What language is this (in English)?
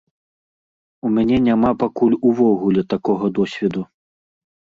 Belarusian